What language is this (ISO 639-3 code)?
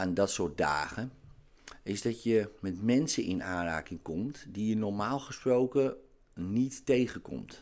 nld